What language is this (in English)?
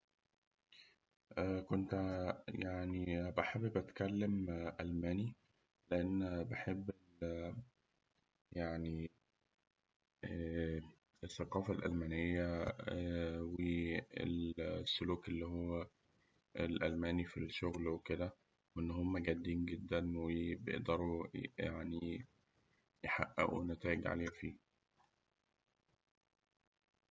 Egyptian Arabic